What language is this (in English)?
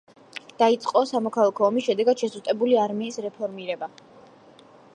Georgian